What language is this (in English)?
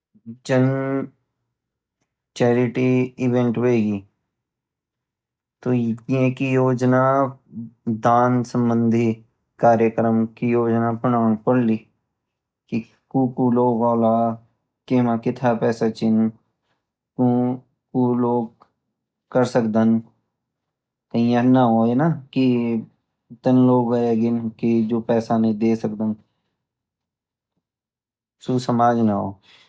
Garhwali